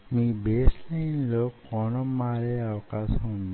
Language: Telugu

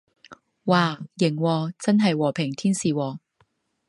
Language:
Cantonese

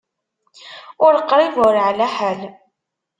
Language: Kabyle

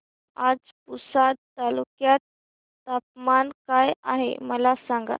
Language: Marathi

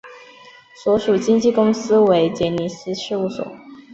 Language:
Chinese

